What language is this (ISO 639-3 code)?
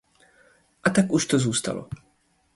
ces